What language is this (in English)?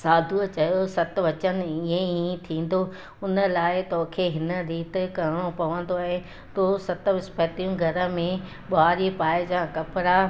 Sindhi